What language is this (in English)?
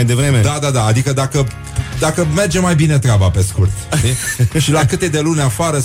Romanian